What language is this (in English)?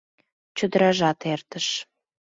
Mari